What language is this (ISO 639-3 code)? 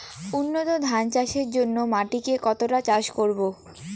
ben